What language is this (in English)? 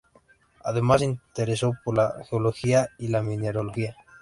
Spanish